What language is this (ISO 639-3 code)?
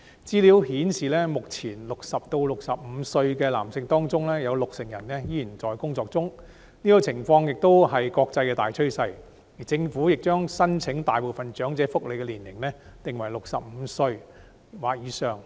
yue